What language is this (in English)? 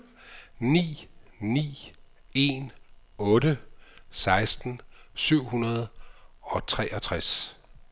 Danish